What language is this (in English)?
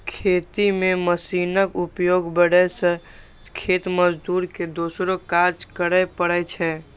Maithili